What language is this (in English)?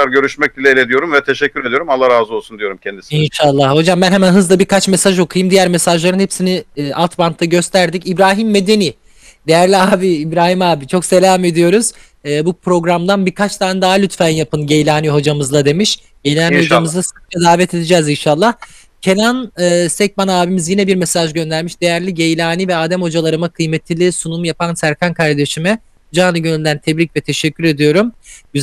Turkish